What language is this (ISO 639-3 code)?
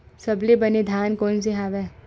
hne